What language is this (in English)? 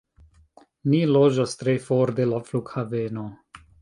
Esperanto